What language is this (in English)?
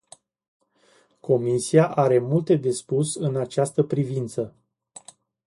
Romanian